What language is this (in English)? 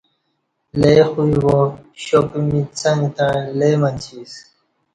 Kati